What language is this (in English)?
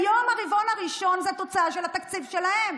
Hebrew